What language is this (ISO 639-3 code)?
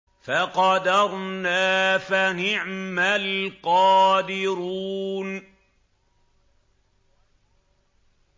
ara